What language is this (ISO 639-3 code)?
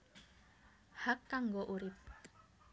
jav